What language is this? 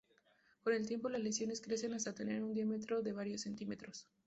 Spanish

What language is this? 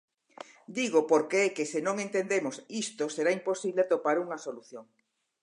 Galician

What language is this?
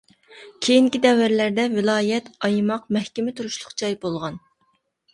Uyghur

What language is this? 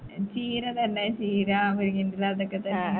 Malayalam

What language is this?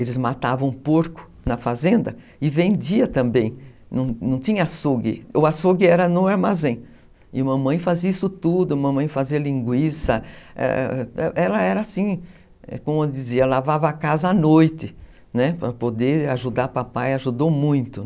Portuguese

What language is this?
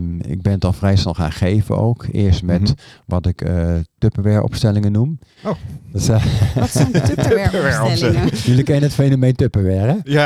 Dutch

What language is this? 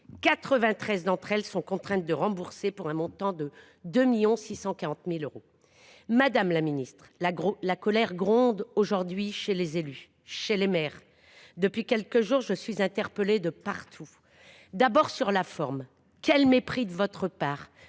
French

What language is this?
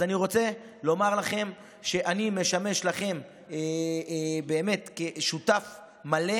Hebrew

